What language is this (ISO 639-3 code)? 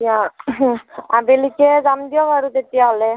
asm